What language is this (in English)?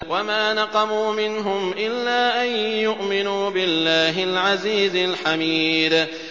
Arabic